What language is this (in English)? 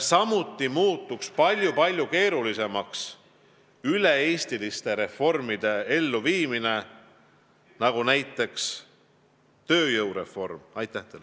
Estonian